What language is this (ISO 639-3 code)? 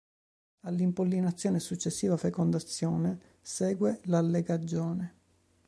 ita